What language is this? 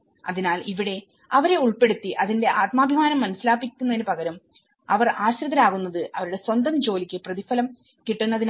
Malayalam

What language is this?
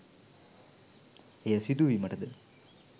Sinhala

